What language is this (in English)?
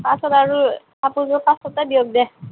Assamese